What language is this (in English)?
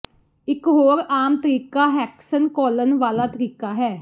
Punjabi